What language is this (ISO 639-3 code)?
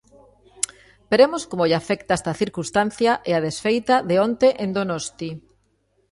glg